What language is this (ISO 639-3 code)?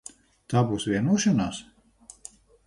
lav